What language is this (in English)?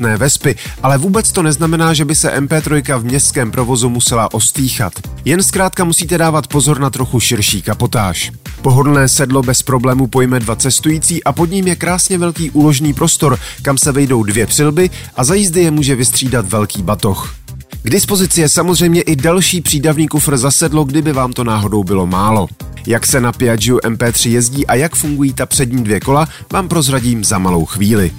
Czech